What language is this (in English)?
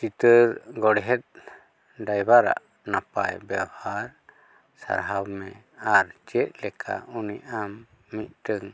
Santali